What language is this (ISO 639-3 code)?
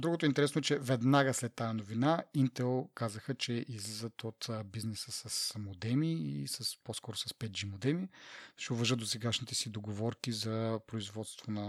bul